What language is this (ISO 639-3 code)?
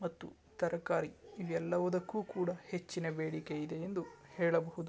kan